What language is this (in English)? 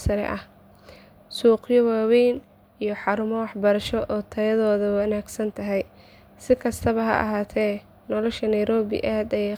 Somali